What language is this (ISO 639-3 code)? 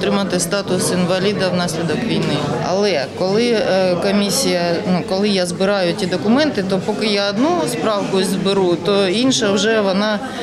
ukr